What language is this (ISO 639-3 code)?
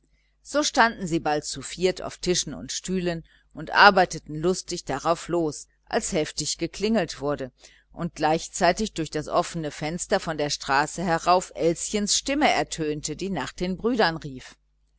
deu